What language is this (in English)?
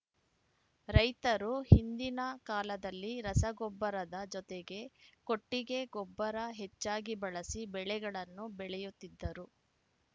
Kannada